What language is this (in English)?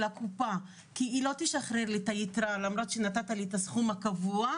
Hebrew